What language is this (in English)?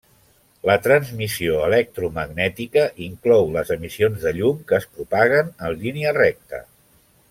Catalan